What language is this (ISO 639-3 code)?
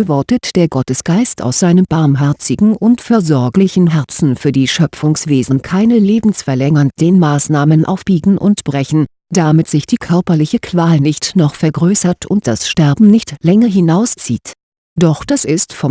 deu